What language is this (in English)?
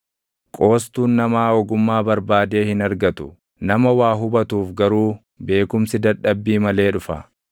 Oromo